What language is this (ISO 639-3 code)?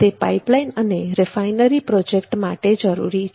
guj